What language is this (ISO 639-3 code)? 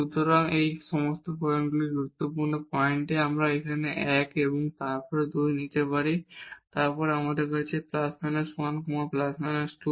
ben